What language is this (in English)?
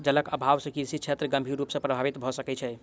Maithili